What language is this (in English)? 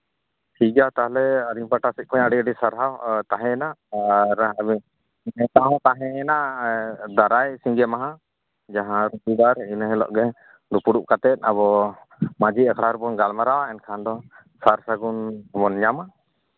Santali